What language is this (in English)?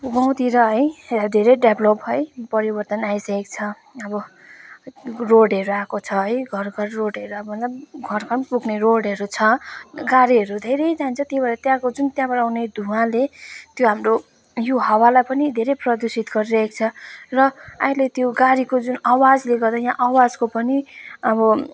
Nepali